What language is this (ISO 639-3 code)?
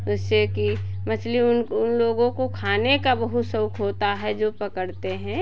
hin